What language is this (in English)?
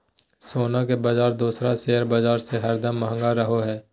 Magahi